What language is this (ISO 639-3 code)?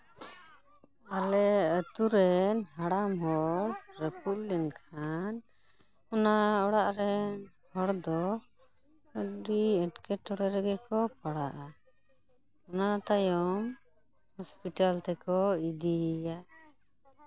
sat